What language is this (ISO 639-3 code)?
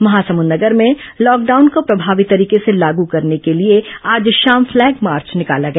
hin